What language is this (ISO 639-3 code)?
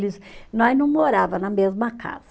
por